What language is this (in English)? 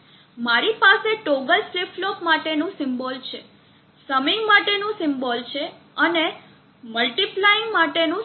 Gujarati